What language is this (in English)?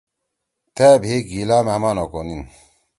Torwali